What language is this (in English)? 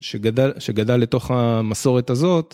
Hebrew